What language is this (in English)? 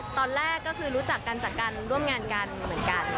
Thai